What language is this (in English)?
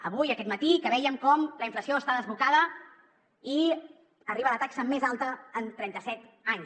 Catalan